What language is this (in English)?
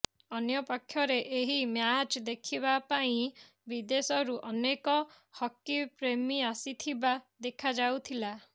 Odia